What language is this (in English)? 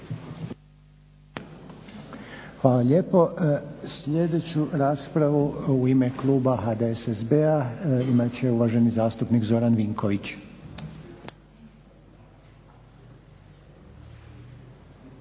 Croatian